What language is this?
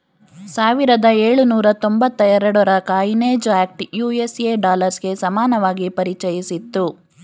Kannada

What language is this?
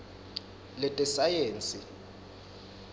Swati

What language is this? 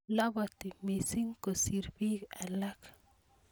Kalenjin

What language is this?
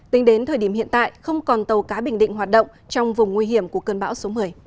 Vietnamese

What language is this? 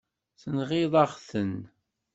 Kabyle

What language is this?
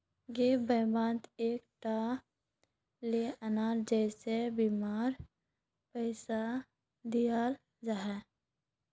Magahi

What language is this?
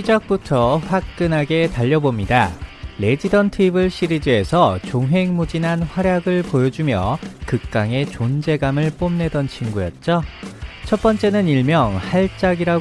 Korean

